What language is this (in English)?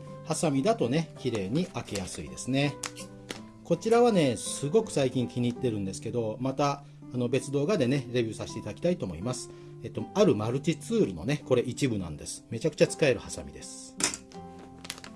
Japanese